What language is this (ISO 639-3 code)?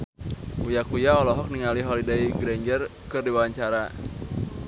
sun